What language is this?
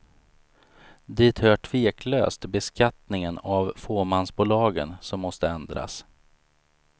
Swedish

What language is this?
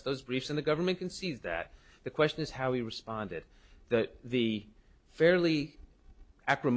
English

